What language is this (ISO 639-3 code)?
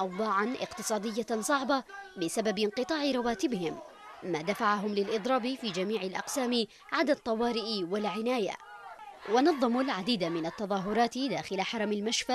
ara